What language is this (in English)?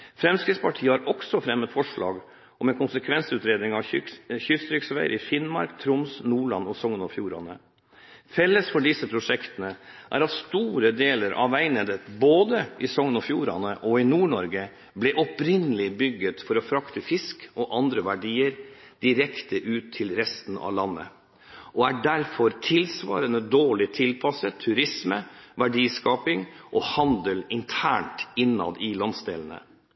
Norwegian Bokmål